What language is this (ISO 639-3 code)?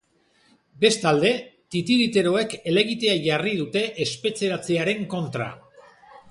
eus